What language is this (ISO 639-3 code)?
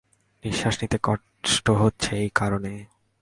ben